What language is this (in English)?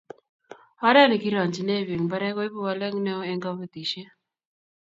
Kalenjin